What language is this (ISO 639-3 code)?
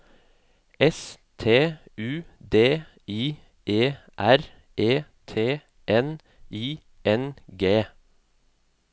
nor